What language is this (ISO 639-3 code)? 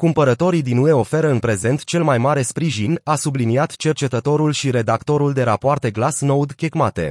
ron